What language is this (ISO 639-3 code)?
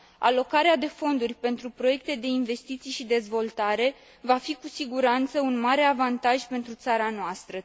ron